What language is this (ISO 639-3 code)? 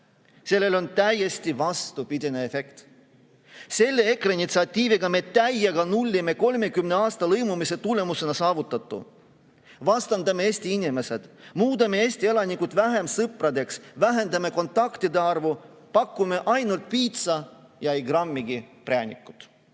est